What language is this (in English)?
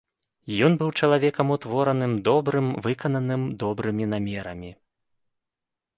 Belarusian